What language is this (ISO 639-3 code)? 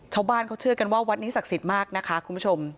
tha